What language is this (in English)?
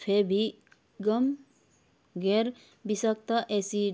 Nepali